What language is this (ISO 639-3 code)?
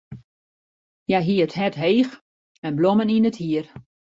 fry